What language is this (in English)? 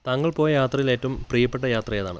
Malayalam